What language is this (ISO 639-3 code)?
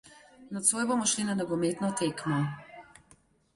slv